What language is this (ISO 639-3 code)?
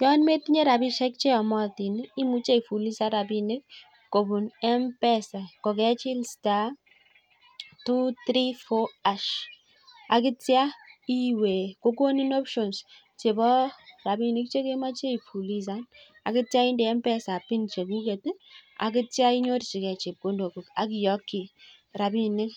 kln